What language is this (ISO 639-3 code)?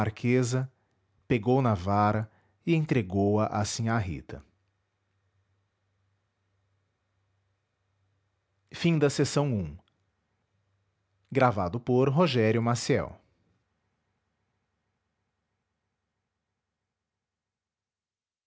por